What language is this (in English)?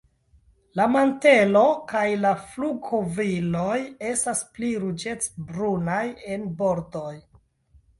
Esperanto